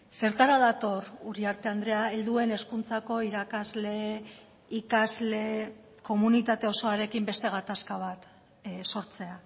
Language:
Basque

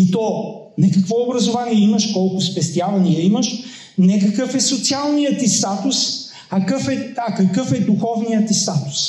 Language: Bulgarian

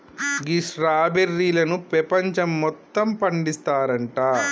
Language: Telugu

